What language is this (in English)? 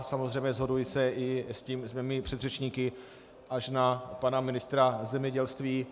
Czech